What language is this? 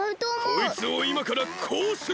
Japanese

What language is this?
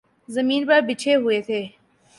Urdu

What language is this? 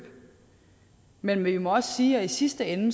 Danish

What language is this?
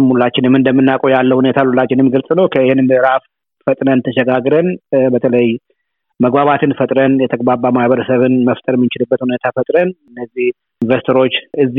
Amharic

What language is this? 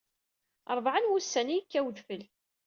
Kabyle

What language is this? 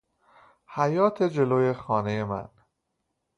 Persian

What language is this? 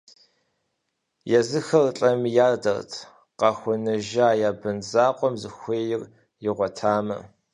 Kabardian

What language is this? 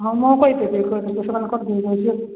Odia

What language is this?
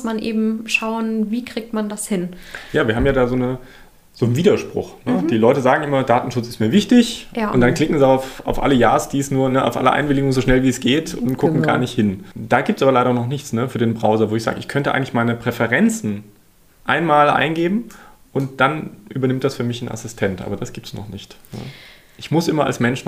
German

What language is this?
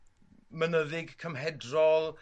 Welsh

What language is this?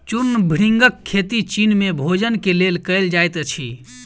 Maithili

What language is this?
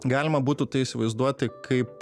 Lithuanian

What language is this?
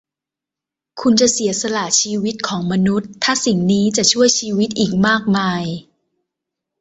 Thai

